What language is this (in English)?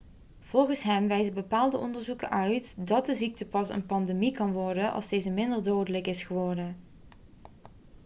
Dutch